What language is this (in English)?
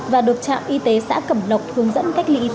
Vietnamese